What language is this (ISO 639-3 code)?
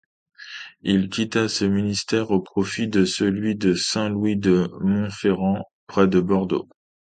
fra